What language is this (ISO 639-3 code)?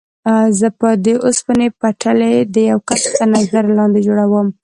pus